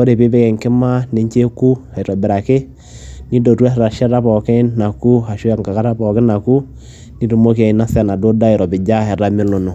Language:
Masai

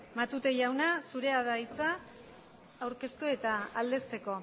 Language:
Basque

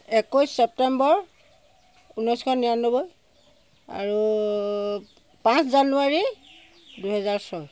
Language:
Assamese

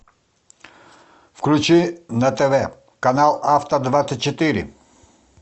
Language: Russian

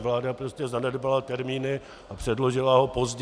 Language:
Czech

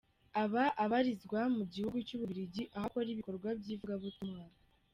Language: Kinyarwanda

